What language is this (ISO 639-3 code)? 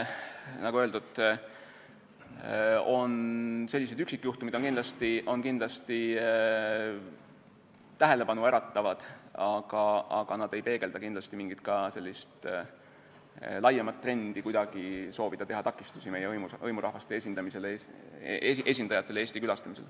est